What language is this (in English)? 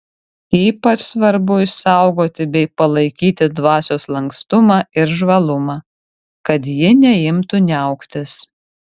Lithuanian